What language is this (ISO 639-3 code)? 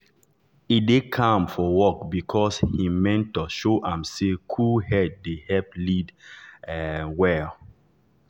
pcm